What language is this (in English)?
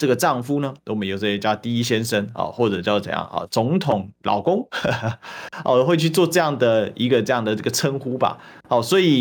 Chinese